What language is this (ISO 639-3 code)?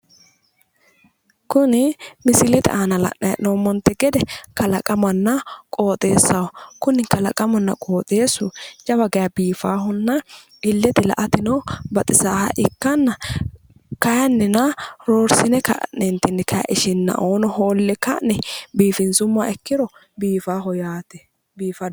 sid